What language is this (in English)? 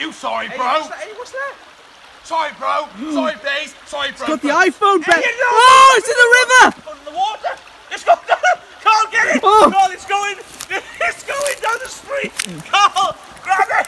English